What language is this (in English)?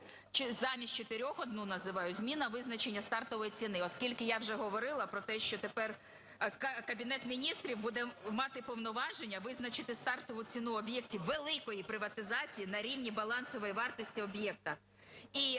Ukrainian